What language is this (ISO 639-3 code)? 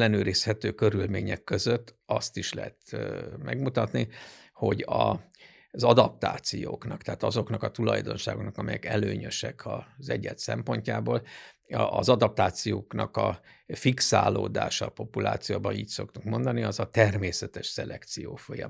hun